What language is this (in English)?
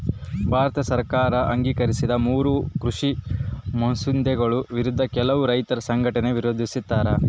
Kannada